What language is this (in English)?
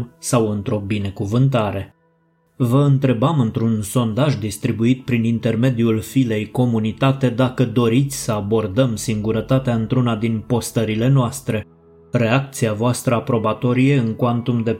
Romanian